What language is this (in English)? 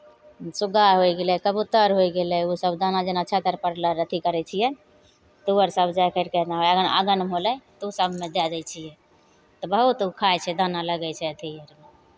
Maithili